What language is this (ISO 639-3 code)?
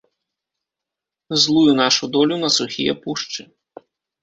bel